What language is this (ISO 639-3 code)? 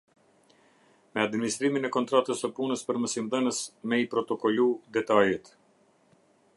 sqi